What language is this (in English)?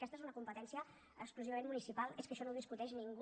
Catalan